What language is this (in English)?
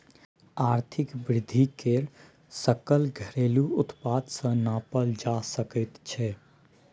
Maithili